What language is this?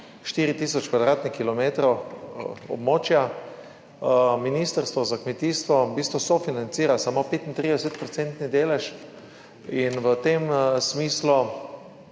Slovenian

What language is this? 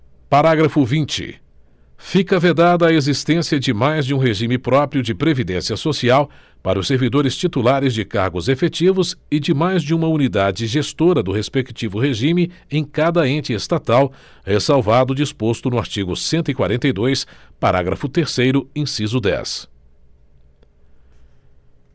Portuguese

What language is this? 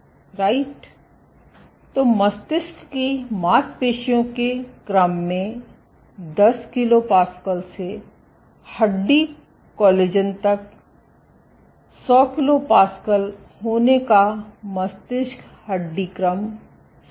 Hindi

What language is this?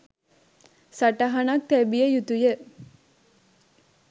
Sinhala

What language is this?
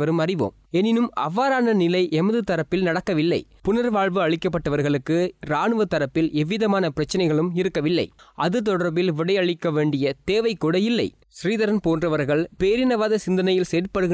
Hindi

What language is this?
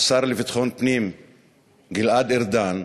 Hebrew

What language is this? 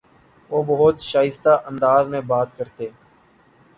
Urdu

